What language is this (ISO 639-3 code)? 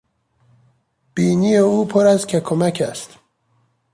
fas